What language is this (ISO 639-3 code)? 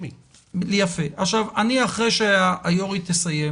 heb